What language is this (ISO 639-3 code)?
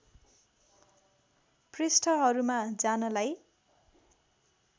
nep